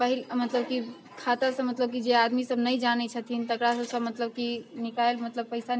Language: Maithili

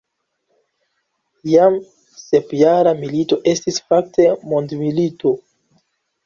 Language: Esperanto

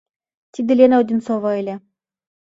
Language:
Mari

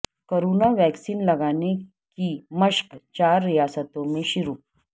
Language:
Urdu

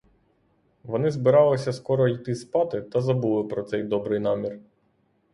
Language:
Ukrainian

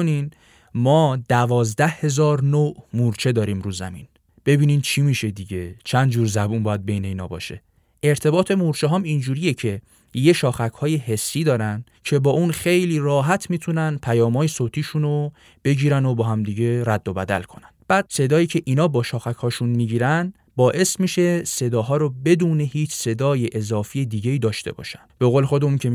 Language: Persian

